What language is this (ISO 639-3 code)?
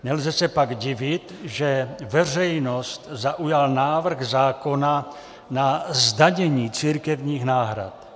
ces